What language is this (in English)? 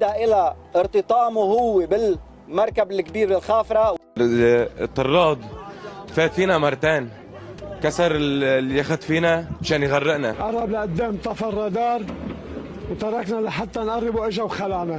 Arabic